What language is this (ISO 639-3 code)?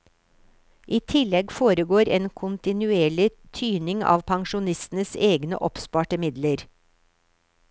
nor